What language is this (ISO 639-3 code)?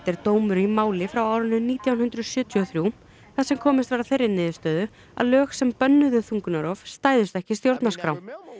isl